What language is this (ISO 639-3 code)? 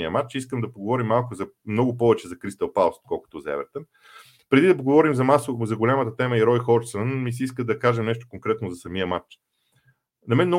bul